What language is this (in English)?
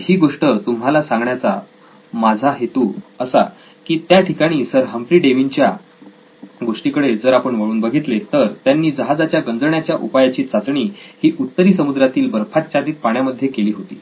Marathi